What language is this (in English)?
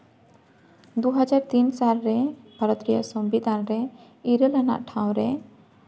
Santali